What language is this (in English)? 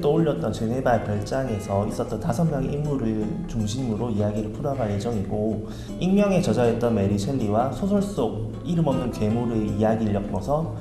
Korean